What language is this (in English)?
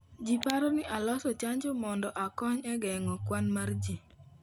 Luo (Kenya and Tanzania)